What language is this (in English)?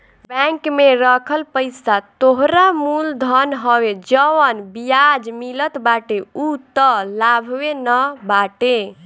Bhojpuri